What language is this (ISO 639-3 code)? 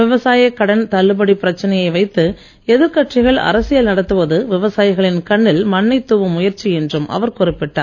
tam